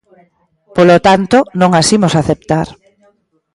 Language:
Galician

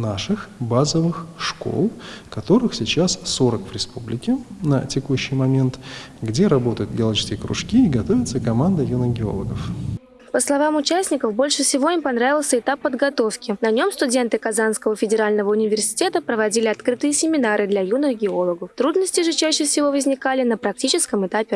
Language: Russian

